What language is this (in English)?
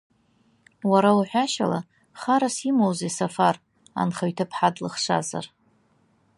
Abkhazian